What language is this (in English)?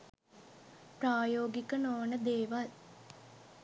Sinhala